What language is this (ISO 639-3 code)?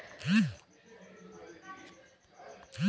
tel